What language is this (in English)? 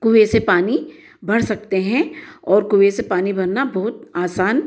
Hindi